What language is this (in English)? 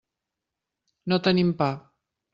Catalan